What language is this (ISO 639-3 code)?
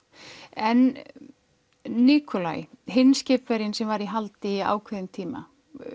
isl